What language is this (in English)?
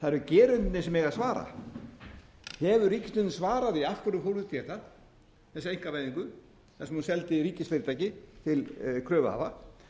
Icelandic